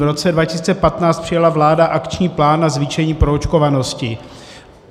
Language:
Czech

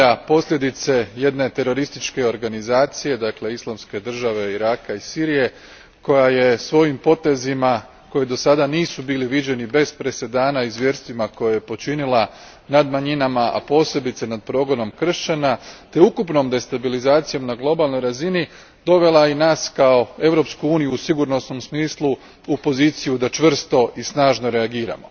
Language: Croatian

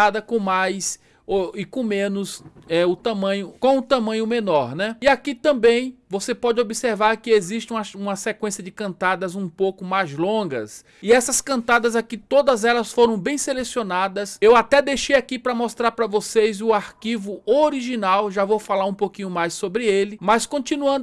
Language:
Portuguese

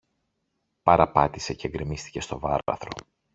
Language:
Greek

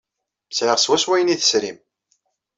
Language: Kabyle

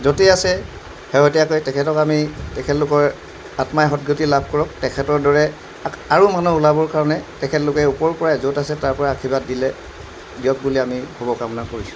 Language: Assamese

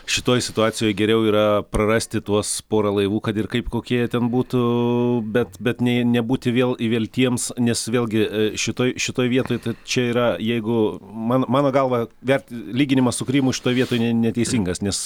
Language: Lithuanian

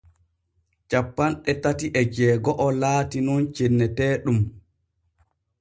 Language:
Borgu Fulfulde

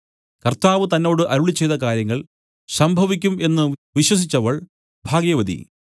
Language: Malayalam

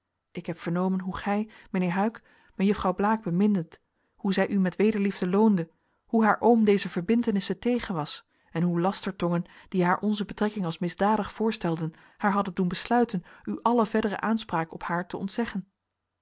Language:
Dutch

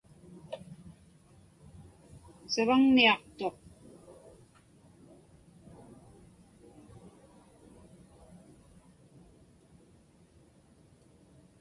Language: Inupiaq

